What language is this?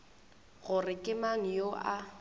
Northern Sotho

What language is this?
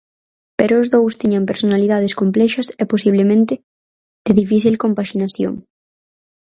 Galician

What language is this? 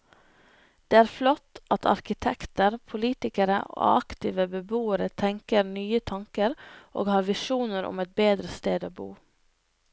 Norwegian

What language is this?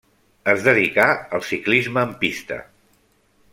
Catalan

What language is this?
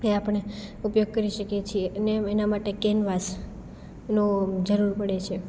Gujarati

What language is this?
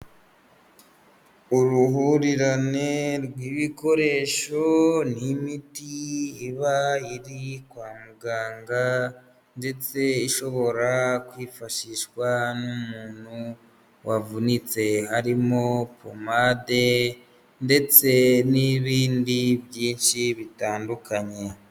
Kinyarwanda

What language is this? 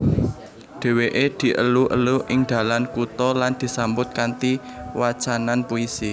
Javanese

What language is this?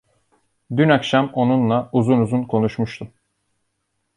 Turkish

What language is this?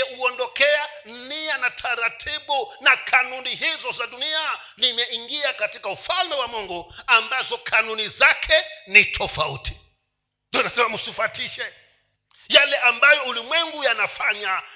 Swahili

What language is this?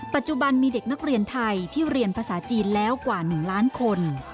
Thai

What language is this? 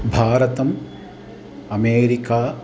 Sanskrit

